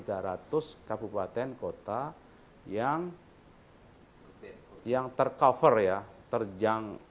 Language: Indonesian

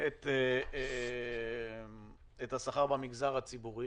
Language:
Hebrew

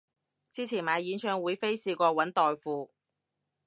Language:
Cantonese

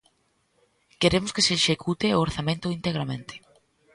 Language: Galician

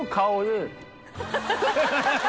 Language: Japanese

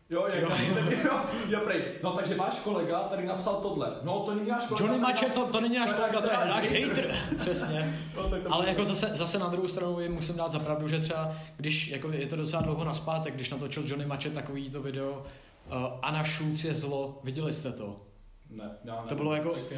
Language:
Czech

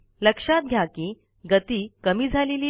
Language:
Marathi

